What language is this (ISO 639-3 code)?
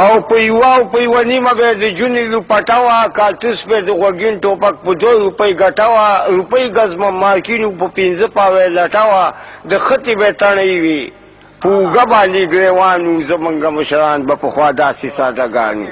ron